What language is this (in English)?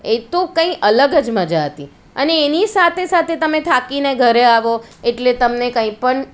Gujarati